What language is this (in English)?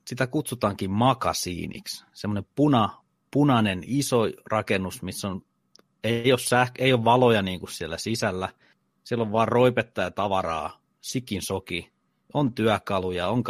Finnish